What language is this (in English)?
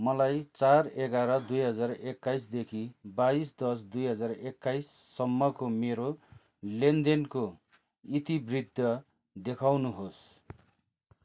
Nepali